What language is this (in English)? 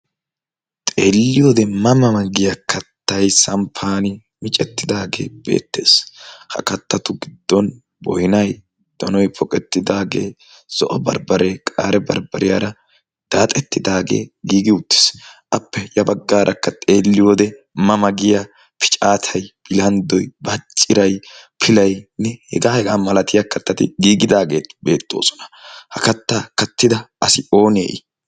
Wolaytta